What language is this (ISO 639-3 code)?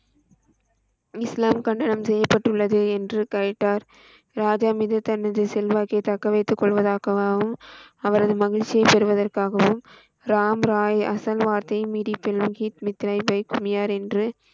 tam